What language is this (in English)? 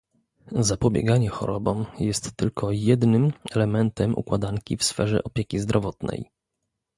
Polish